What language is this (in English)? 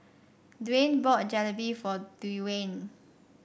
English